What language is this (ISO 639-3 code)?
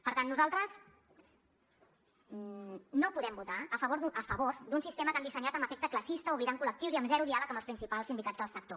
cat